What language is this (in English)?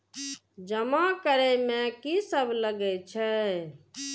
Maithili